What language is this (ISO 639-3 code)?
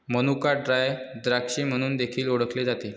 mar